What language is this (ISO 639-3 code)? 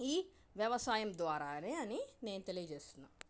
tel